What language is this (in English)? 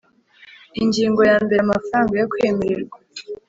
Kinyarwanda